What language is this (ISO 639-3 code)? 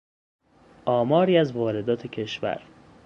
fas